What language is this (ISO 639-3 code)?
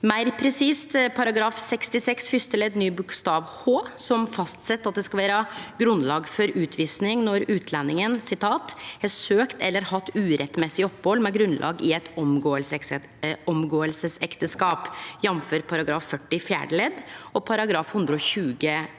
nor